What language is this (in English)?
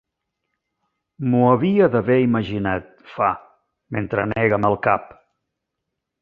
Catalan